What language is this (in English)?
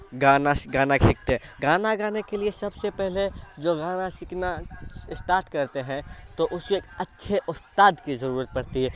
Urdu